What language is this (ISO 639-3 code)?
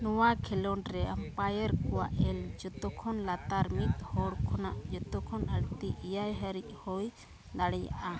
sat